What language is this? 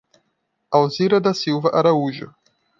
Portuguese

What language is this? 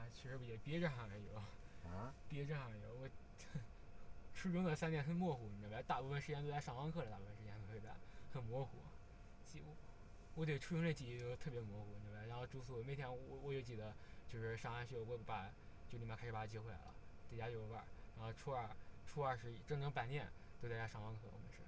Chinese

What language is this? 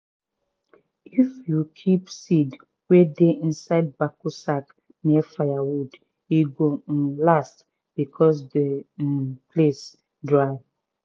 Nigerian Pidgin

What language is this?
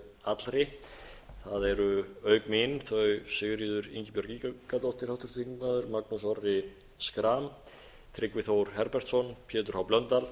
Icelandic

